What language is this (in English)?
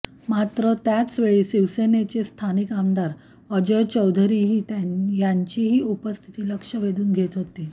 Marathi